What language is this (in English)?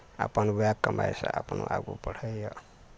Maithili